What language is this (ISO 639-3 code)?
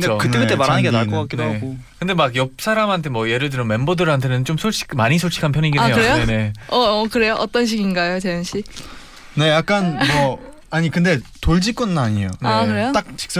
kor